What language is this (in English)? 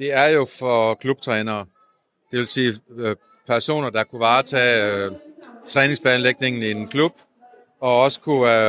Danish